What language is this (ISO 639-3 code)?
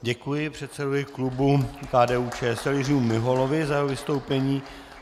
ces